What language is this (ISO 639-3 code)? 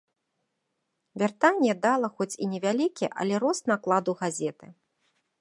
bel